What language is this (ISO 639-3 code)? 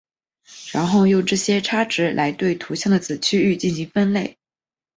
zho